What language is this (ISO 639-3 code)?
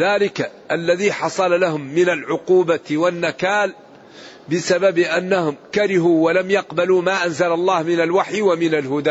ara